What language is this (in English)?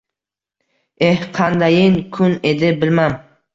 Uzbek